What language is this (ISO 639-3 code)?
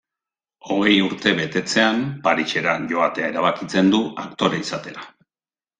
eus